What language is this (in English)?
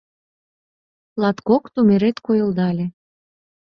Mari